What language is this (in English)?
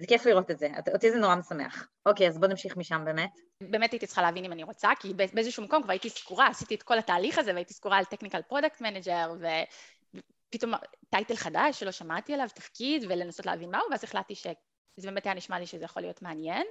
Hebrew